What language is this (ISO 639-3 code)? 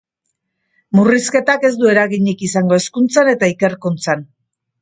eus